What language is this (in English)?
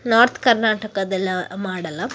Kannada